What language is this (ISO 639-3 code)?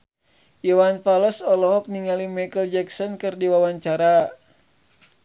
sun